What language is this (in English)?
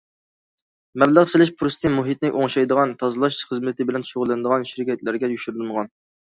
Uyghur